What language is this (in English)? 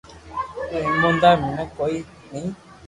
Loarki